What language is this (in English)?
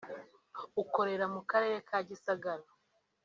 Kinyarwanda